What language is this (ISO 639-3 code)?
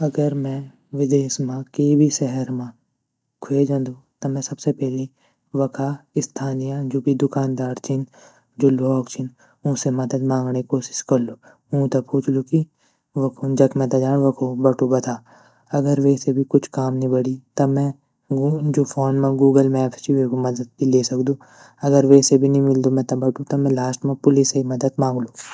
gbm